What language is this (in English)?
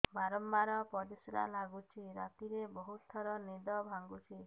Odia